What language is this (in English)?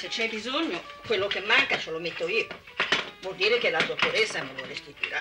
Italian